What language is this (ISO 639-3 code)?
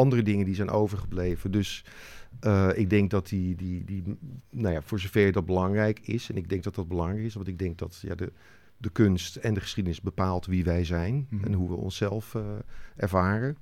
nld